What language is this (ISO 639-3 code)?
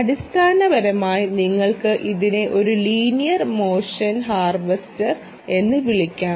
mal